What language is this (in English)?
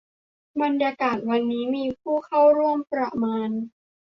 Thai